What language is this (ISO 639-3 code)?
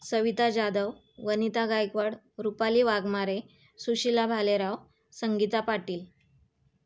mar